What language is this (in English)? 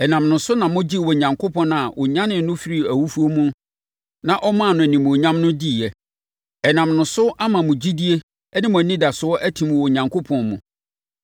Akan